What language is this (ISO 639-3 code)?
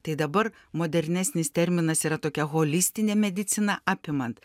lit